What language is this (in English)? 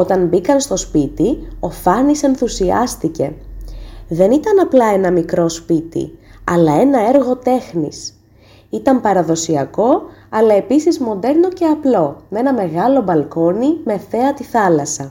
Greek